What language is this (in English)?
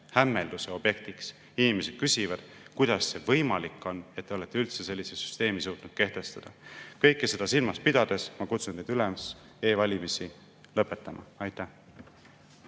Estonian